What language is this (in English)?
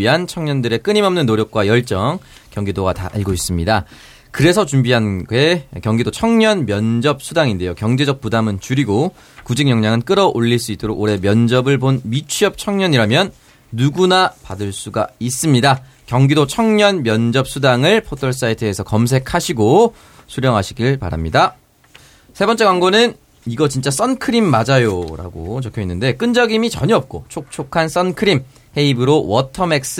Korean